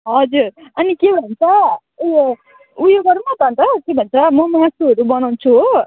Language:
Nepali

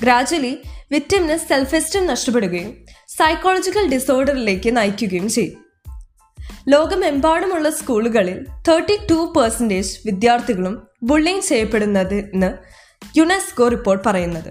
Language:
Malayalam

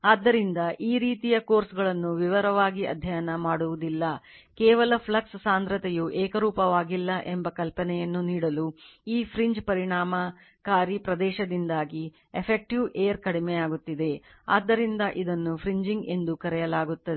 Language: Kannada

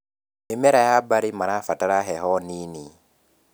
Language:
Kikuyu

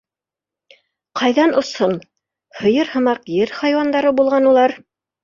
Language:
Bashkir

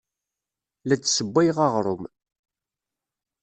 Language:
Kabyle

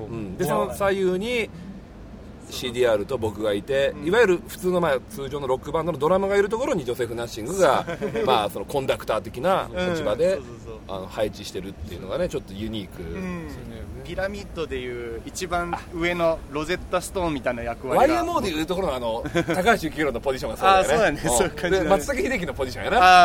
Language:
Japanese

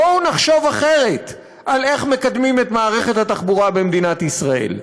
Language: Hebrew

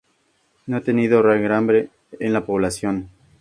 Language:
Spanish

